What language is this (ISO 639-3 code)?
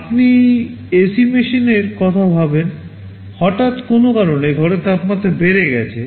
ben